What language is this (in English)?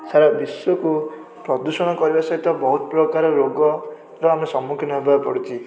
Odia